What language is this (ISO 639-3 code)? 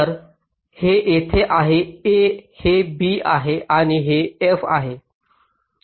mar